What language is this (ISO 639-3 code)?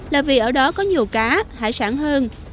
vie